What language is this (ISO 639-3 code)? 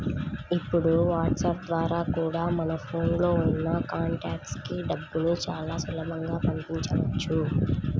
tel